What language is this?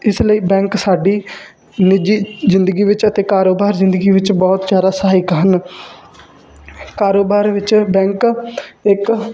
Punjabi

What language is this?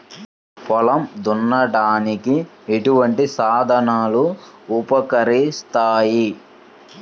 Telugu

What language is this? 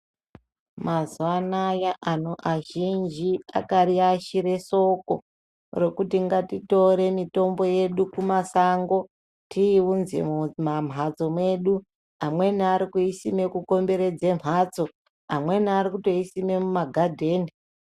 Ndau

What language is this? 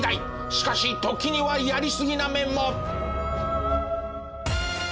Japanese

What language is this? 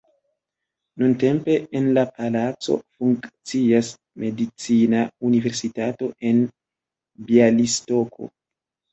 Esperanto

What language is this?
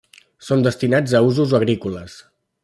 Catalan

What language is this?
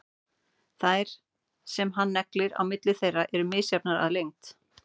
Icelandic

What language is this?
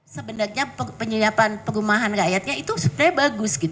Indonesian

